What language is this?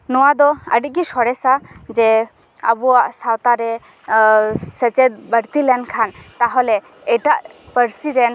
Santali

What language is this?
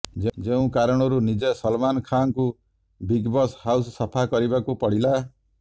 Odia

